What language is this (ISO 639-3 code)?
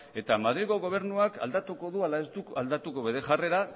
eus